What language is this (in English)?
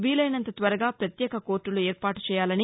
Telugu